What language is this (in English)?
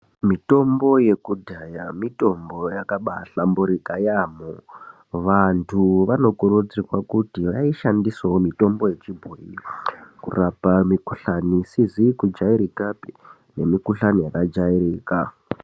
Ndau